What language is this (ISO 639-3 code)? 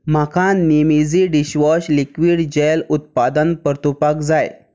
kok